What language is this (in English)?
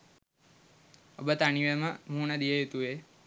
Sinhala